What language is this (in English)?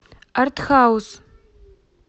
Russian